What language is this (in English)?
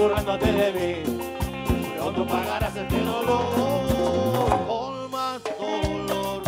Spanish